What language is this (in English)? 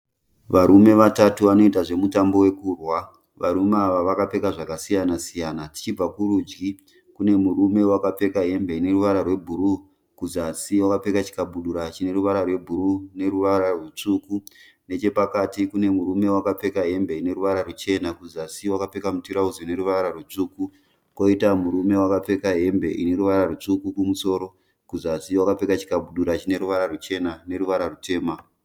Shona